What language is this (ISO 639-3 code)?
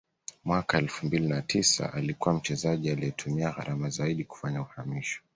swa